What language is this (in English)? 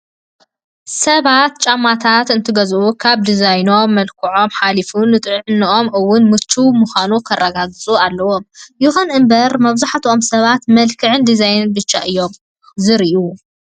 Tigrinya